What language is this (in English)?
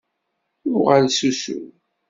Kabyle